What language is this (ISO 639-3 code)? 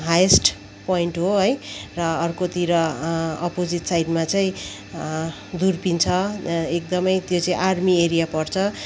nep